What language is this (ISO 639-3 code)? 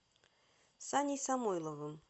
rus